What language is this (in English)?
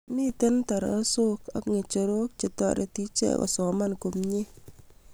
Kalenjin